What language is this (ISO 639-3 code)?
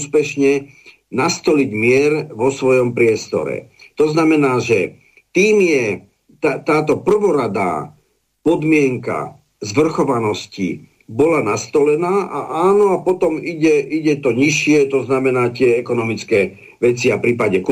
slk